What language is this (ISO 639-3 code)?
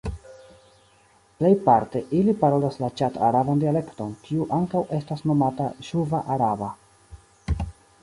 epo